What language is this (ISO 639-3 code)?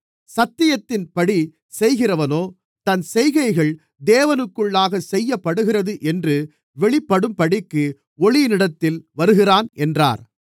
tam